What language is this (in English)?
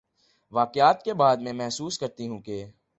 Urdu